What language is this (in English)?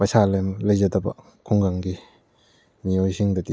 Manipuri